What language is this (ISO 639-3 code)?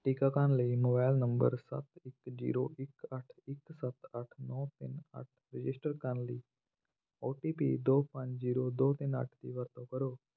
pan